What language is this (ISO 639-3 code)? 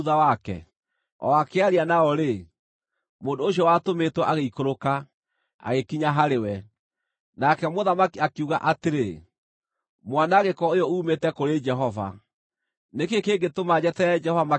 kik